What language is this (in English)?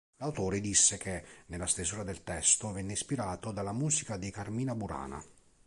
Italian